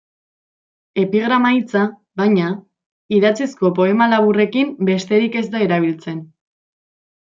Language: Basque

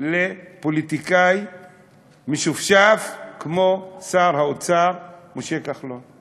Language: Hebrew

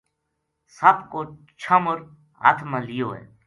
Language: Gujari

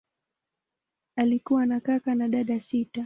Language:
Swahili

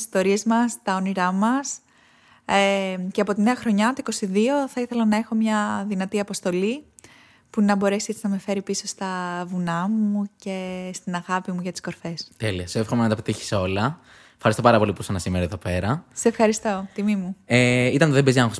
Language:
Greek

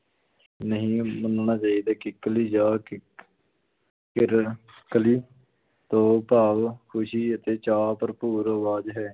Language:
Punjabi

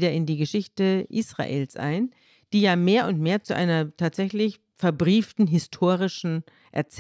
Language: German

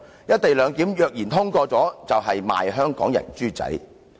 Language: Cantonese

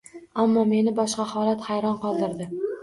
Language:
Uzbek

